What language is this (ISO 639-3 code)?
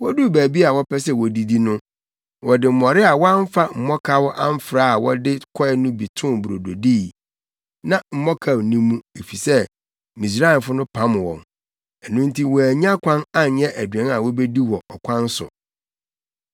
aka